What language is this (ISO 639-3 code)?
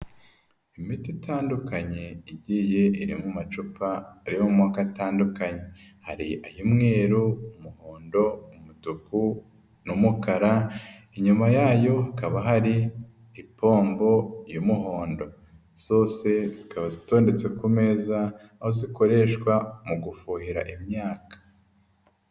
kin